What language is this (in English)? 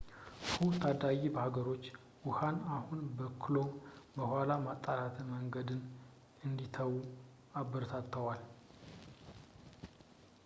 Amharic